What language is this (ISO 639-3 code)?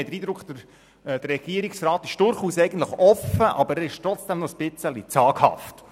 gsw